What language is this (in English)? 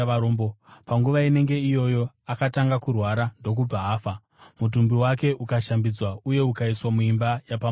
Shona